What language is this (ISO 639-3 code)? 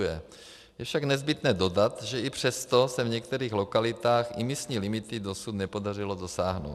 ces